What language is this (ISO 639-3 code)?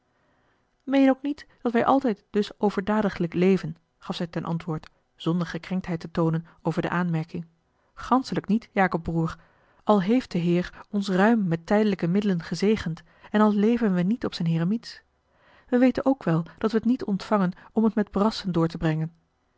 nld